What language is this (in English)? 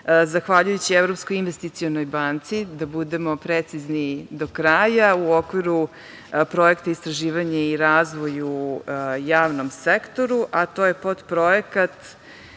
Serbian